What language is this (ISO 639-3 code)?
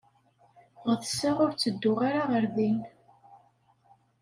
kab